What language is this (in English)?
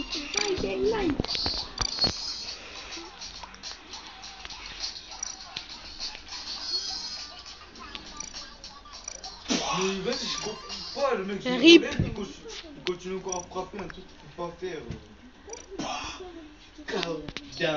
French